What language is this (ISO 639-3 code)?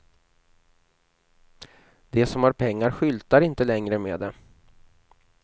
swe